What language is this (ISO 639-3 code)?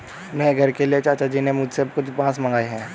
hin